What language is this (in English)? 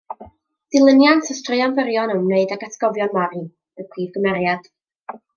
Welsh